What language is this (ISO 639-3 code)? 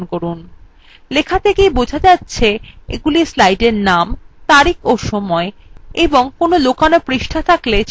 ben